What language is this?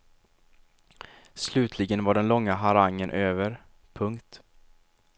Swedish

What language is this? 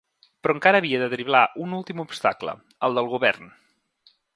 Catalan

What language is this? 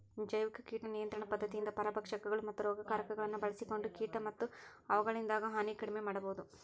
Kannada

